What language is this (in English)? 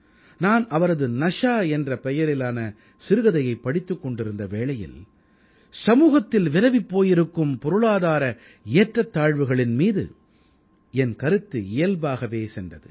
Tamil